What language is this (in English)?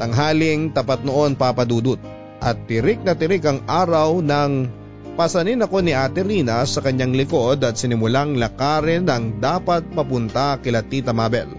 Filipino